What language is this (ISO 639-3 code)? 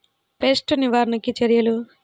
tel